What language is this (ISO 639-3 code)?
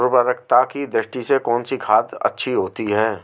hin